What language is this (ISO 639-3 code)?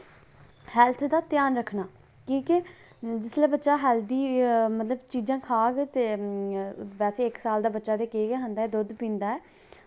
doi